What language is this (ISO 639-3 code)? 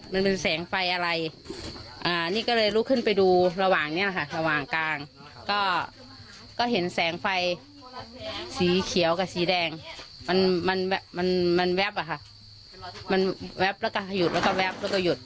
tha